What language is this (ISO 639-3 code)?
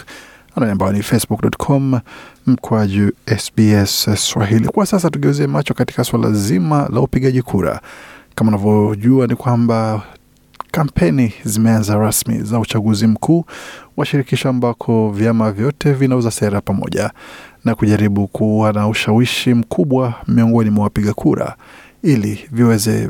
swa